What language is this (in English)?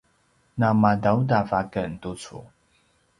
Paiwan